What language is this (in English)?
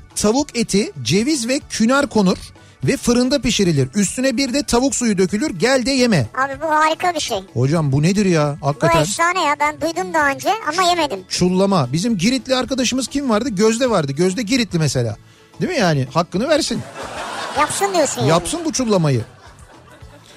Turkish